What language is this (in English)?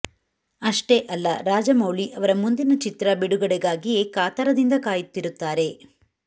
Kannada